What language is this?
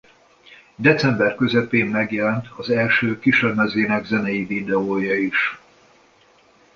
Hungarian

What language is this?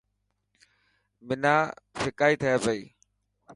Dhatki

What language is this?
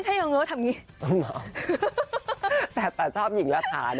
Thai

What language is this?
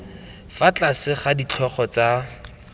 Tswana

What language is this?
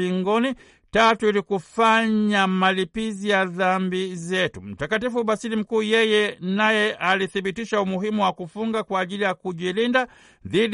Swahili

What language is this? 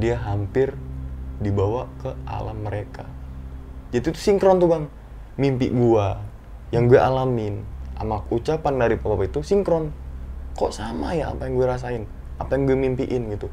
Indonesian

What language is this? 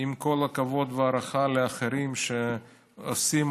Hebrew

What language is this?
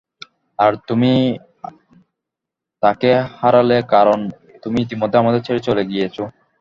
Bangla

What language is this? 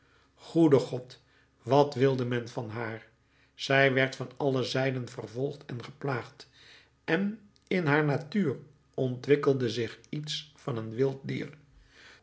Dutch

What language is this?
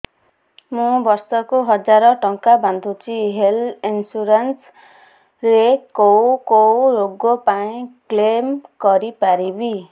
Odia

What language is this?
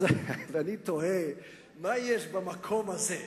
Hebrew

